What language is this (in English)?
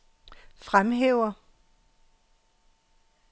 Danish